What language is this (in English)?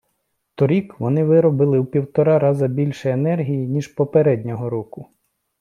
Ukrainian